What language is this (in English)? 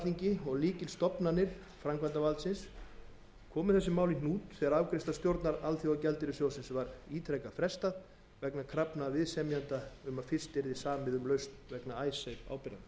Icelandic